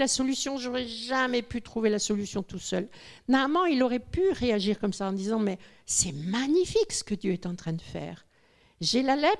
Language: French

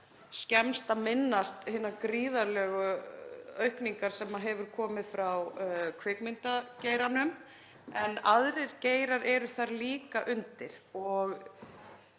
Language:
Icelandic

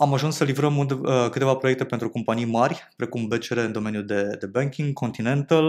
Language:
Romanian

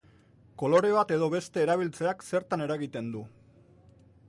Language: Basque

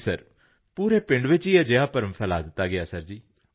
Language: Punjabi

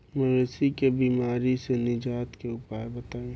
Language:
Bhojpuri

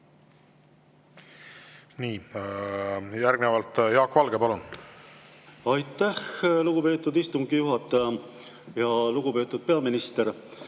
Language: Estonian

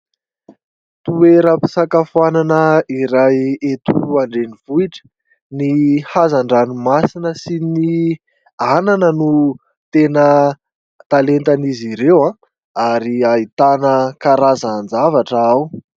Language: Malagasy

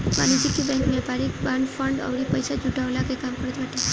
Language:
Bhojpuri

